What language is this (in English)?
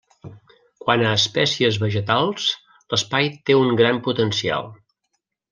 Catalan